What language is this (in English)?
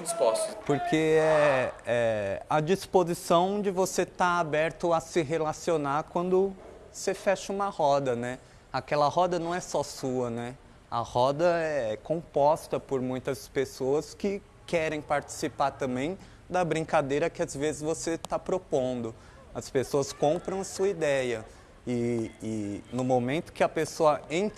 Portuguese